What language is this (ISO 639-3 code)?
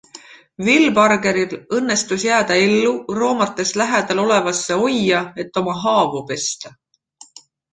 est